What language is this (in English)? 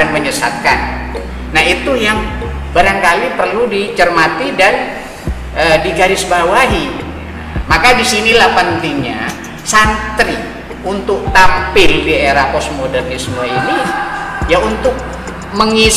Indonesian